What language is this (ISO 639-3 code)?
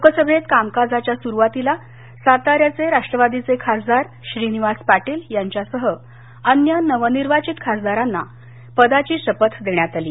mar